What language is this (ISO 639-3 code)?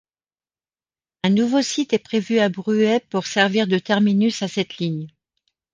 fra